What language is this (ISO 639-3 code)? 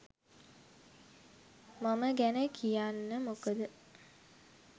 sin